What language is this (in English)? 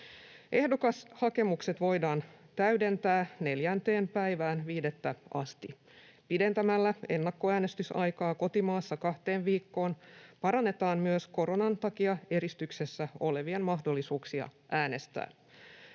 Finnish